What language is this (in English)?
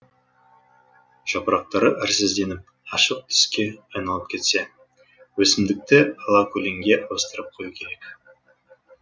Kazakh